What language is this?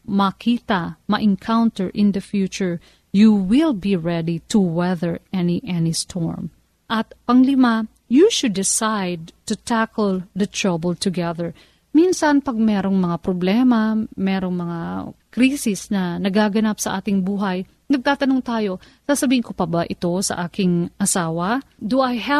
Filipino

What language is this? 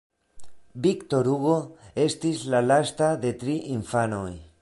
Esperanto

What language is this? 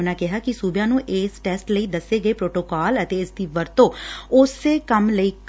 Punjabi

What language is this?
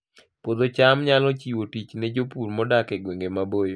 Luo (Kenya and Tanzania)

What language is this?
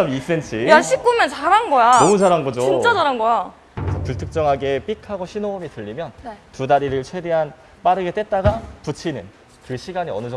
Korean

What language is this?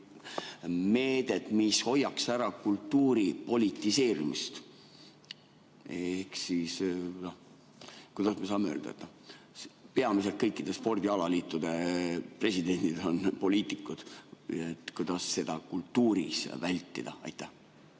Estonian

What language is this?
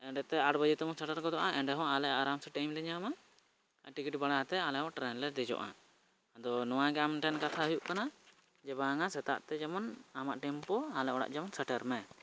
Santali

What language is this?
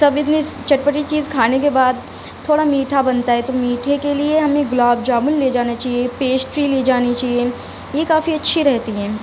Urdu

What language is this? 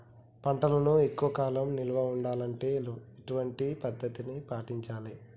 Telugu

